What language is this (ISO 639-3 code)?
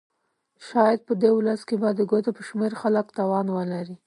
pus